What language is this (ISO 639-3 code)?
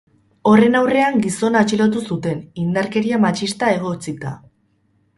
eus